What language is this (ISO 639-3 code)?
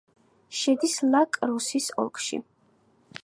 kat